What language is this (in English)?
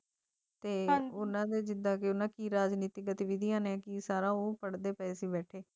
Punjabi